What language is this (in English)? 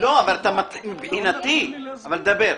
Hebrew